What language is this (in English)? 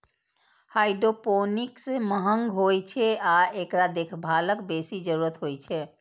Maithili